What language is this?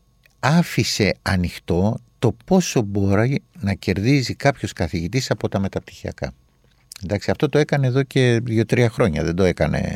Greek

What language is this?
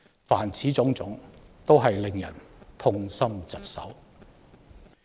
Cantonese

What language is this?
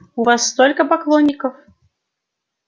Russian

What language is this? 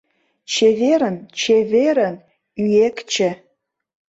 Mari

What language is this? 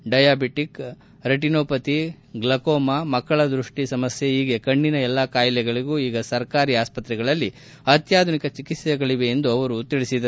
Kannada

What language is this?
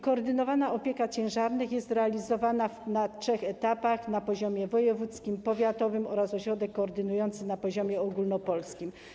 Polish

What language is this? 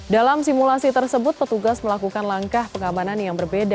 Indonesian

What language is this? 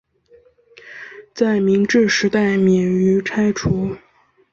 Chinese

